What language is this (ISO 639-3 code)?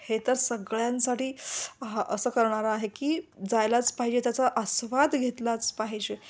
mar